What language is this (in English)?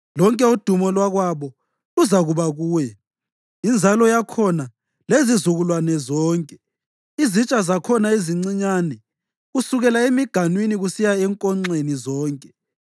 North Ndebele